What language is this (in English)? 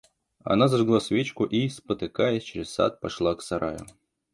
Russian